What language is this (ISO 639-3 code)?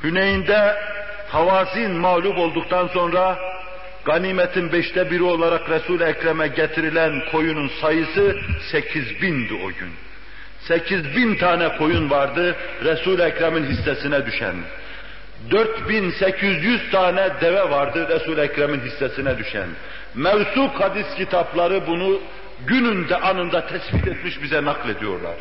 tur